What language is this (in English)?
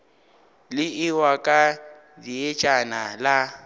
Northern Sotho